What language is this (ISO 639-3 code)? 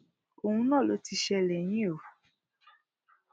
yor